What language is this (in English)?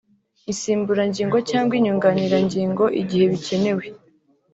Kinyarwanda